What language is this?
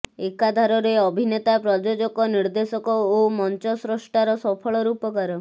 Odia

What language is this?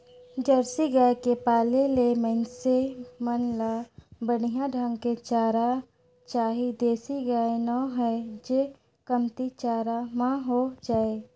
Chhattisgarhi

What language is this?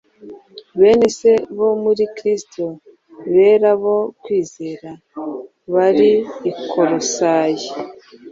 Kinyarwanda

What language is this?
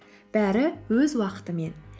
Kazakh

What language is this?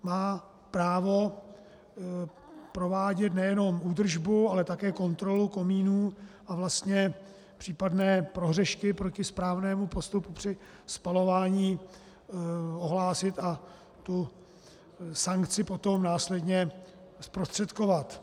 Czech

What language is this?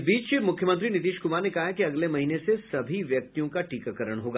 Hindi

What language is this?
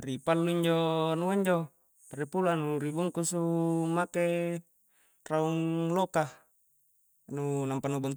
Coastal Konjo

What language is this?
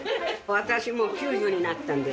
Japanese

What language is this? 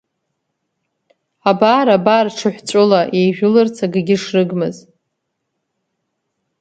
Abkhazian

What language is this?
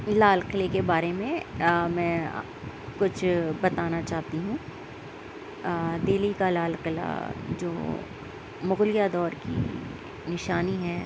Urdu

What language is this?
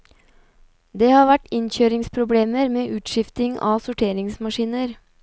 Norwegian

